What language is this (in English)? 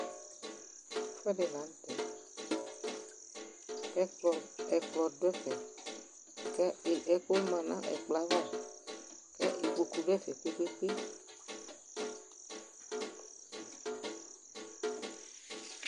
Ikposo